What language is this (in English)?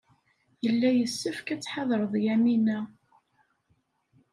Kabyle